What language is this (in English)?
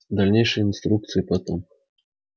Russian